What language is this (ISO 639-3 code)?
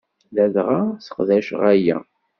kab